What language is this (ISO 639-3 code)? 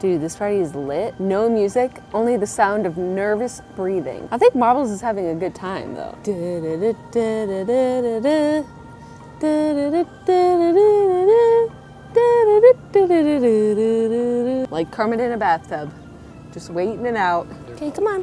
eng